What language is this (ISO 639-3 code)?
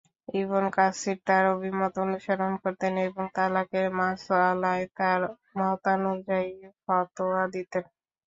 ben